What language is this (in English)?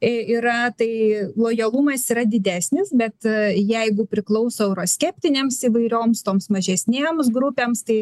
Lithuanian